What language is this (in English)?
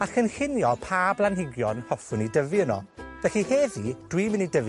Welsh